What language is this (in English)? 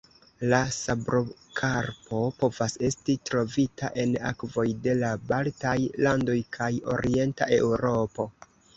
Esperanto